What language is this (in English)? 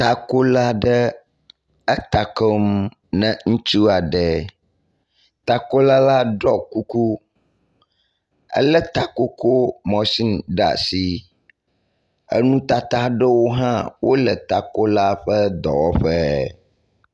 Ewe